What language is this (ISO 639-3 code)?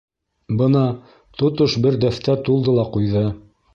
bak